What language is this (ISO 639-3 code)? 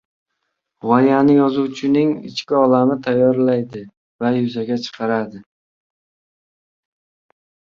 uzb